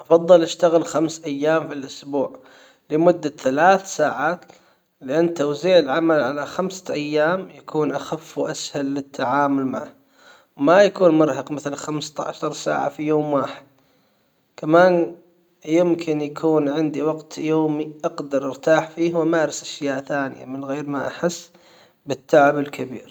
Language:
Hijazi Arabic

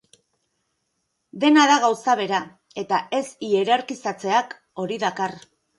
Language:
Basque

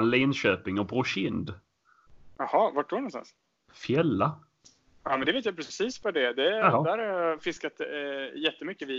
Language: Swedish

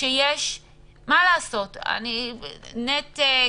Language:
Hebrew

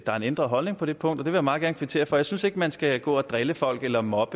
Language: Danish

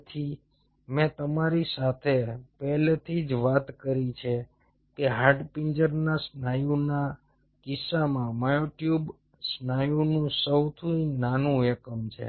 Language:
Gujarati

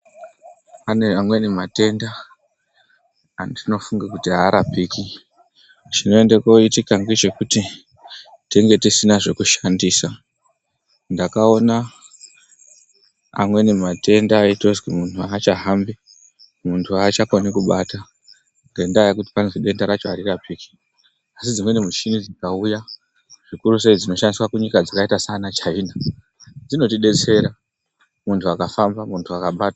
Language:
Ndau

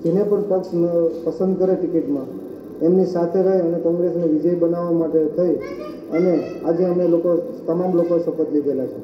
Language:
Turkish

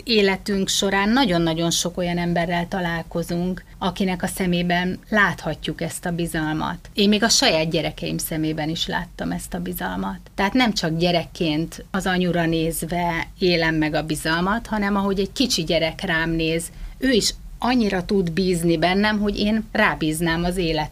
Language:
Hungarian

